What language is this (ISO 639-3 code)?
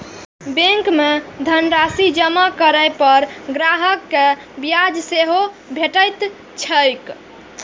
mai